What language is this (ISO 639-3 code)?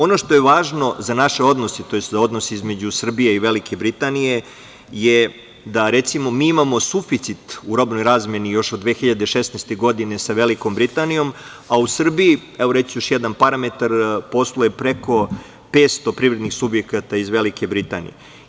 srp